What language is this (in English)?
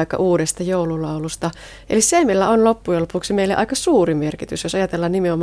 Finnish